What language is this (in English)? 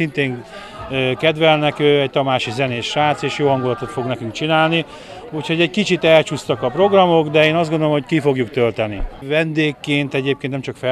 Hungarian